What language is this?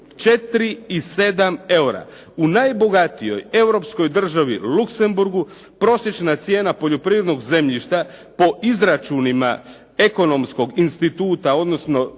Croatian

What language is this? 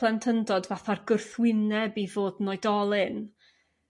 Welsh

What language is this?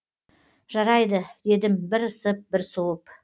Kazakh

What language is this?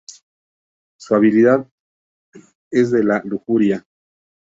Spanish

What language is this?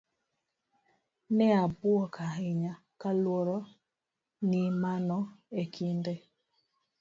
Luo (Kenya and Tanzania)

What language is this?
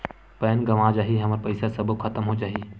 Chhattisgarhi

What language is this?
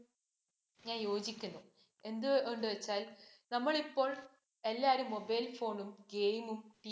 Malayalam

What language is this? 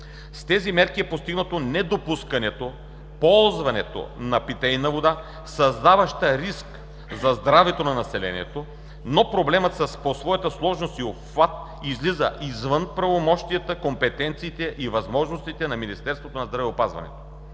Bulgarian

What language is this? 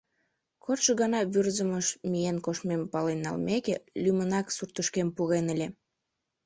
Mari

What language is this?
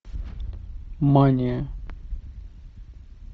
Russian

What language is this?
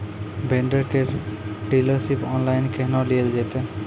Maithili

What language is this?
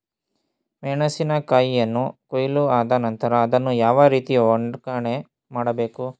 Kannada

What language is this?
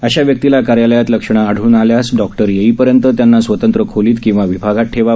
Marathi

